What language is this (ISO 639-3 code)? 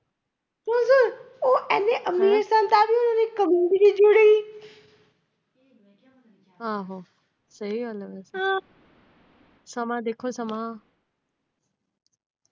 pan